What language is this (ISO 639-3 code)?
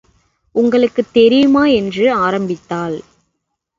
tam